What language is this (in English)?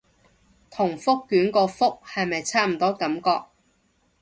Cantonese